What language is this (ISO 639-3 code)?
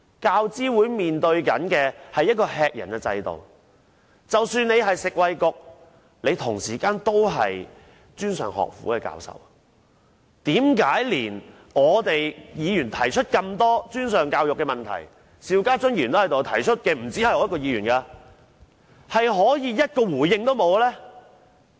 yue